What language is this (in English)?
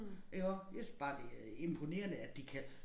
Danish